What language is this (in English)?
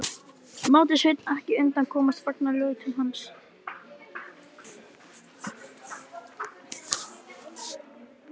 Icelandic